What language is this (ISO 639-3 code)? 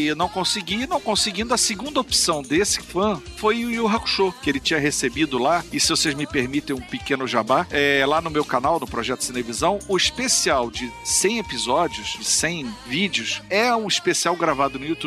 por